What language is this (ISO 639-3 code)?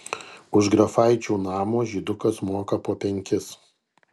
lit